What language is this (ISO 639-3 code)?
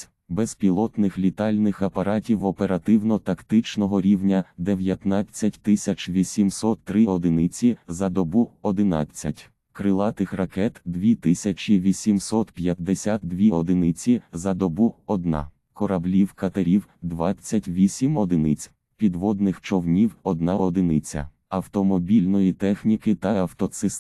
ukr